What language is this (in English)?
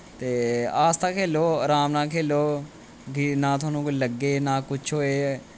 Dogri